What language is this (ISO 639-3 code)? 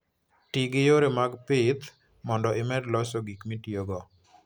luo